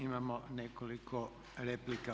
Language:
Croatian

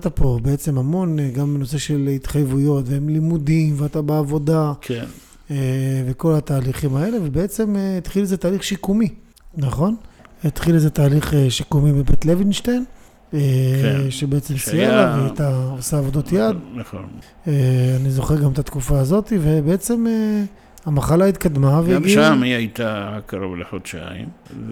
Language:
Hebrew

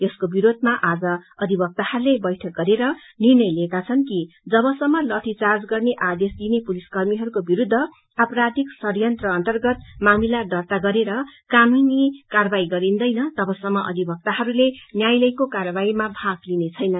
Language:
Nepali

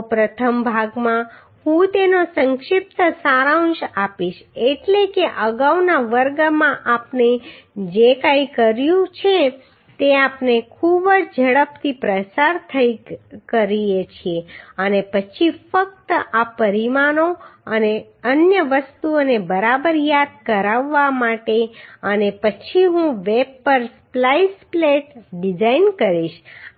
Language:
Gujarati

